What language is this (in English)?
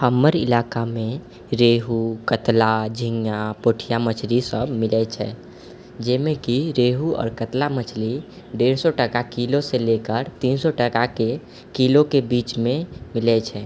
Maithili